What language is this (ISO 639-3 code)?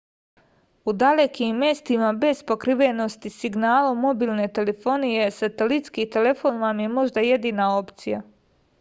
srp